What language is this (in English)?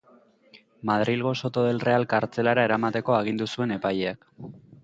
Basque